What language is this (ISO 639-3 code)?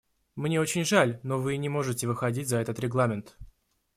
rus